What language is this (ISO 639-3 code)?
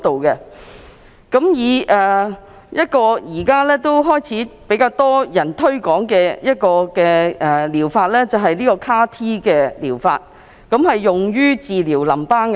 yue